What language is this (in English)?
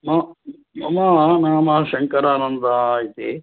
Sanskrit